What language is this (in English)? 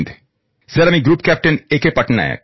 Bangla